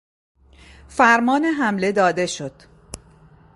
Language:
Persian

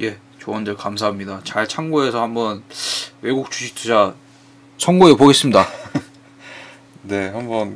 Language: Korean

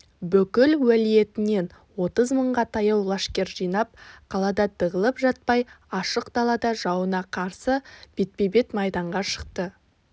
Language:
Kazakh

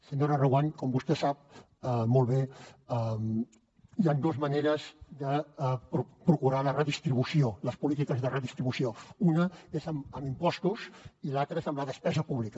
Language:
Catalan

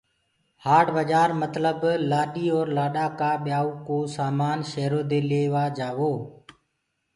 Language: Gurgula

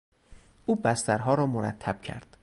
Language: Persian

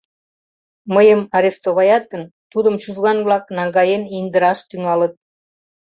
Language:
Mari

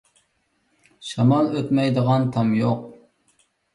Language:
Uyghur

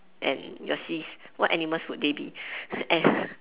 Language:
English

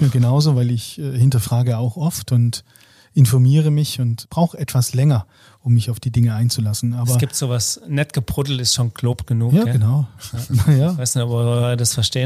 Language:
German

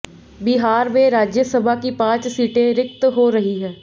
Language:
Hindi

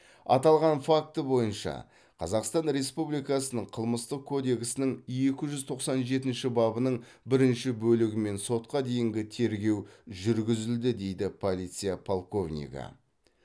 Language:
Kazakh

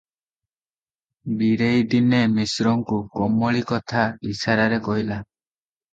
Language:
Odia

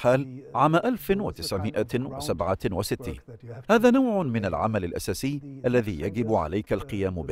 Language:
Arabic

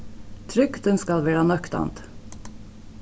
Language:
Faroese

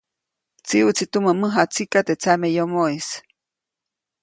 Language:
Copainalá Zoque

